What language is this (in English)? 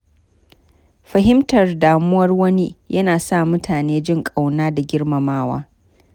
Hausa